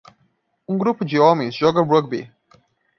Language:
Portuguese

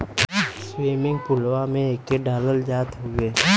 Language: Bhojpuri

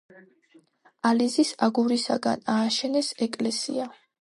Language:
Georgian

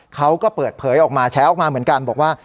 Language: Thai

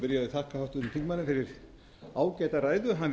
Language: Icelandic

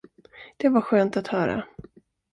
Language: Swedish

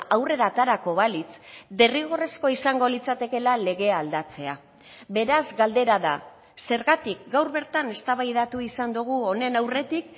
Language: Basque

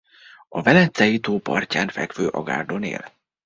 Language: Hungarian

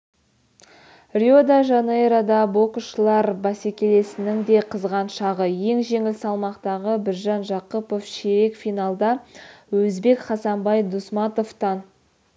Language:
Kazakh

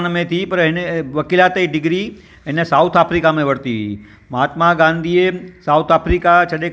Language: Sindhi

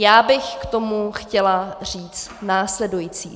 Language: Czech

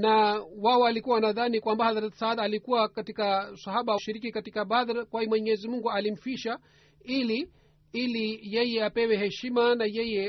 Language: Swahili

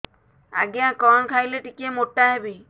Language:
Odia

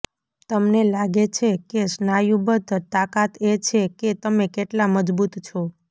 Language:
Gujarati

